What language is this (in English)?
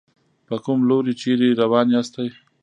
Pashto